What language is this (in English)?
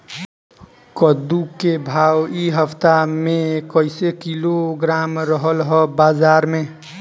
Bhojpuri